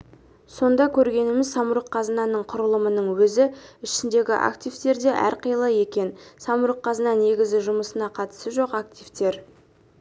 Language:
Kazakh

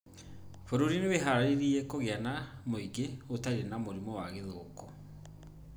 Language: Kikuyu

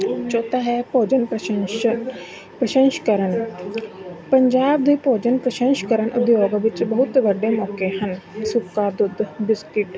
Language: Punjabi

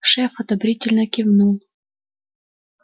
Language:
Russian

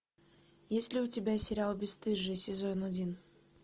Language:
Russian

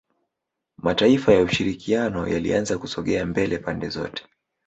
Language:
Swahili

